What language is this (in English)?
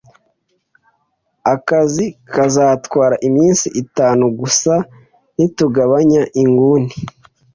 Kinyarwanda